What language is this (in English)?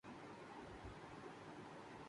Urdu